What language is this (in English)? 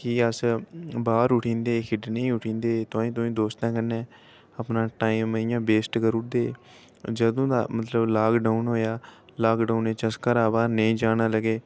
Dogri